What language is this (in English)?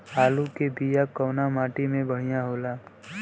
Bhojpuri